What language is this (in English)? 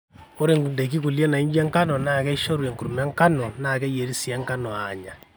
Masai